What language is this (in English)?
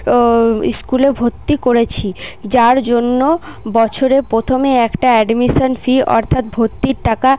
Bangla